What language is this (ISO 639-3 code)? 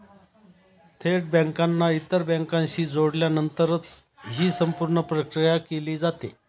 mar